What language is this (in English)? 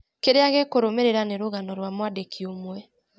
Kikuyu